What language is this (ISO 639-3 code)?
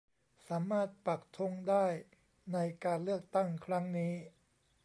tha